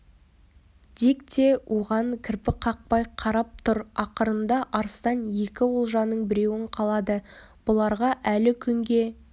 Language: Kazakh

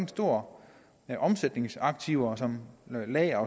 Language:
Danish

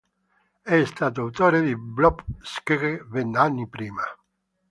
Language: Italian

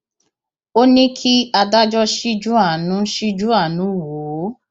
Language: Yoruba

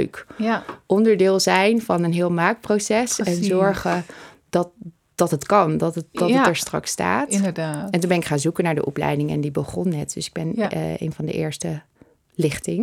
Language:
Dutch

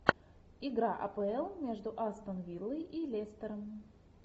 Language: Russian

